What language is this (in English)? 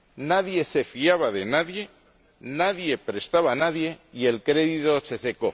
Spanish